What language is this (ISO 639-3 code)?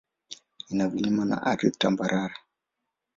swa